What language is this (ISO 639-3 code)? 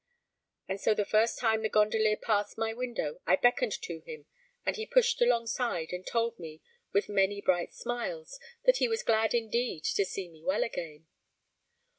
eng